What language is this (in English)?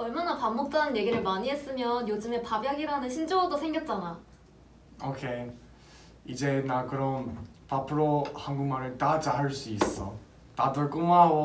Korean